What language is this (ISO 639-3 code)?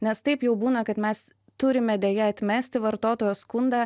lit